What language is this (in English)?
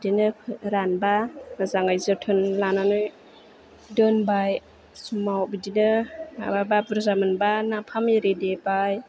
Bodo